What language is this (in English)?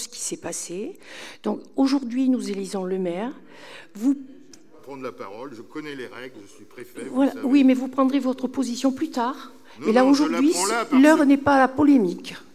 French